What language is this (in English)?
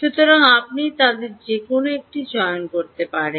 Bangla